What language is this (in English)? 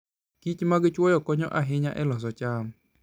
Luo (Kenya and Tanzania)